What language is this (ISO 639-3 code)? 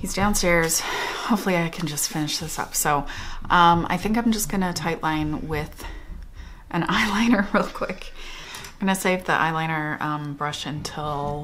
eng